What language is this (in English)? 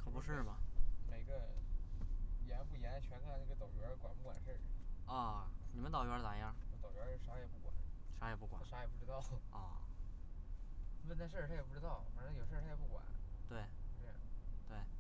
Chinese